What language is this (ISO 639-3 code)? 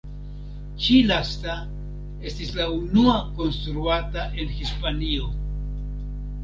epo